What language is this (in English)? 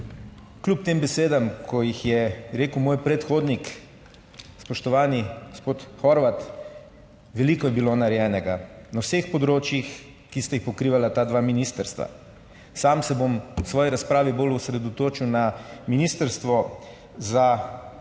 Slovenian